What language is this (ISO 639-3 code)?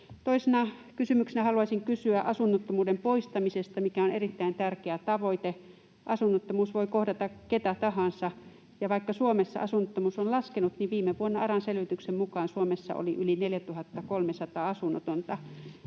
fin